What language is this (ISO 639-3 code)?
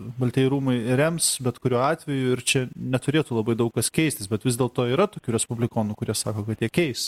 lit